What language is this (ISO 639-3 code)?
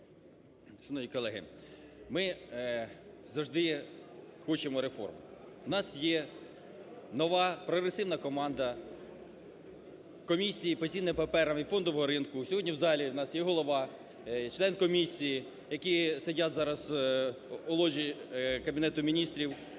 ukr